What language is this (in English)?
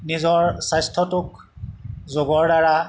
Assamese